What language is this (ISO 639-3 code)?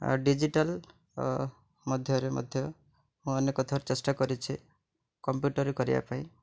ori